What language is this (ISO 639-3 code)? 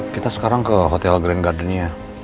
ind